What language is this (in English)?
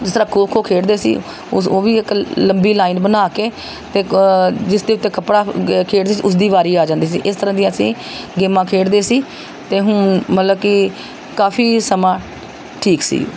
Punjabi